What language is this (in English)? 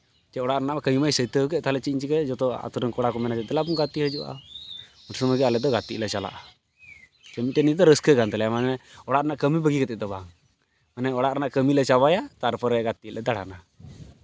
Santali